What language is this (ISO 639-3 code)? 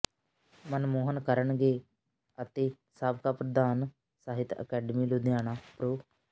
pan